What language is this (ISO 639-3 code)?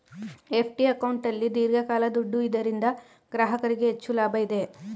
kan